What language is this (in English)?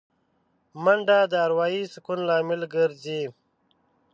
Pashto